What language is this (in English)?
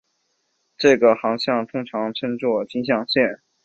Chinese